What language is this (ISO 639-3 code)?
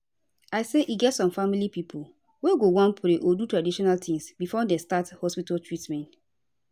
pcm